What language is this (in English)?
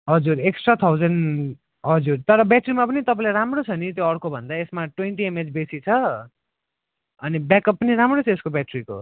Nepali